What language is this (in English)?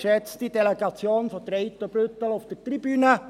Swiss German